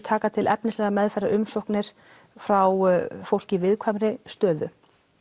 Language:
Icelandic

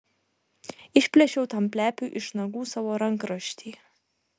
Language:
Lithuanian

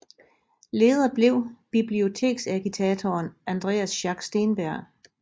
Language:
Danish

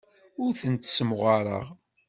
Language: Kabyle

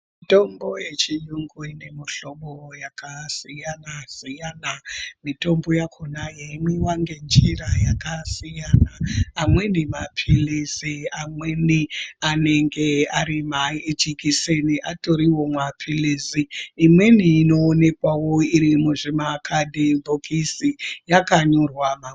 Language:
Ndau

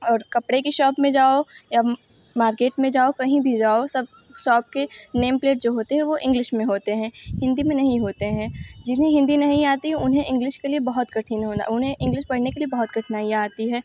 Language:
Hindi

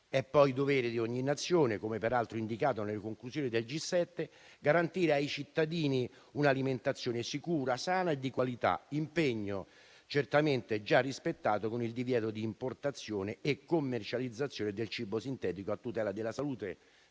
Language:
Italian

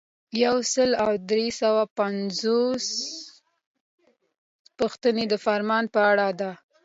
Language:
Pashto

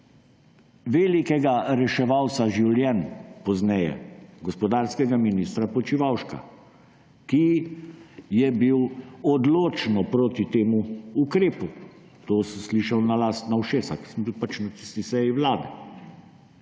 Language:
Slovenian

